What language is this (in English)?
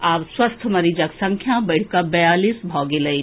Maithili